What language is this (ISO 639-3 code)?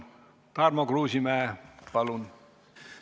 est